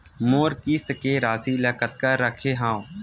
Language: Chhattisgarhi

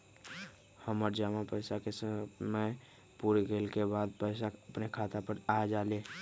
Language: Magahi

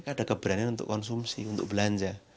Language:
Indonesian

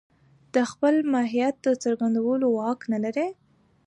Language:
Pashto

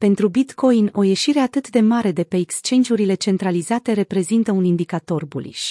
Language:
Romanian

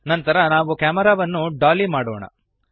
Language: Kannada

